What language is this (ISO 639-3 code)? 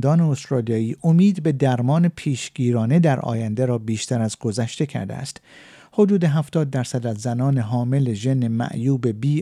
fas